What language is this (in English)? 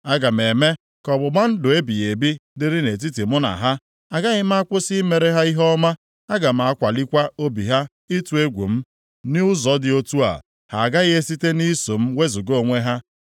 Igbo